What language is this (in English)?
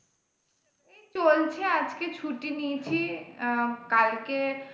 Bangla